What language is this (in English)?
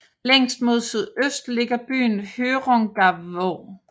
Danish